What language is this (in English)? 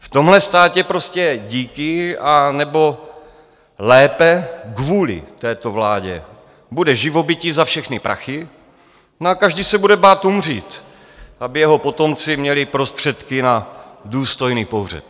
Czech